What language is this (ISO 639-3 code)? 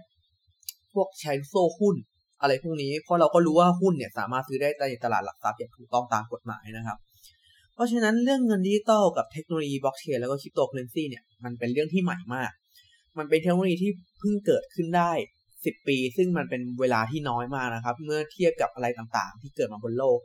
tha